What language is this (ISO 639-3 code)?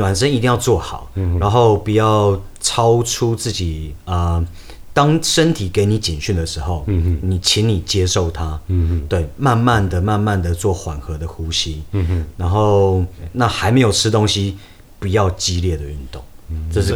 zho